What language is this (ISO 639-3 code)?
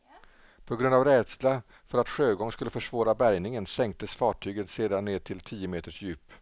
swe